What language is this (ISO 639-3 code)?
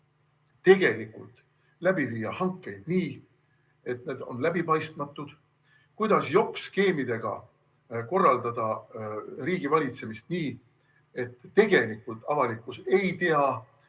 est